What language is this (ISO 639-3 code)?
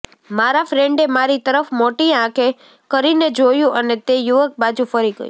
guj